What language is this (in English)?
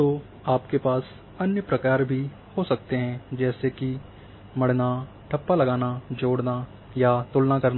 Hindi